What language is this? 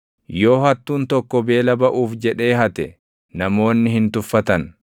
Oromo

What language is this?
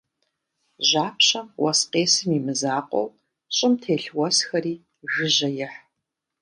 Kabardian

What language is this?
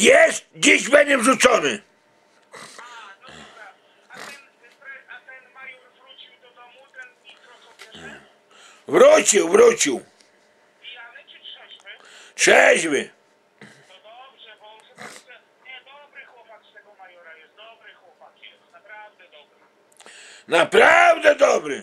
Polish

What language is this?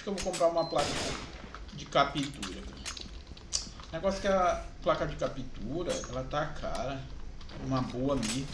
Portuguese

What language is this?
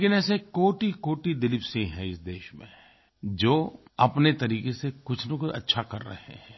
Hindi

